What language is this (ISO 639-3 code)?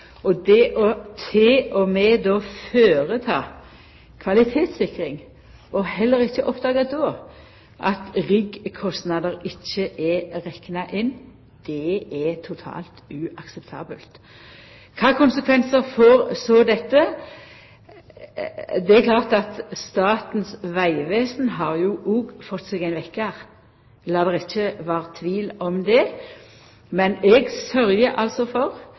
nno